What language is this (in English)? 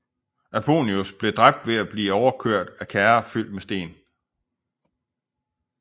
Danish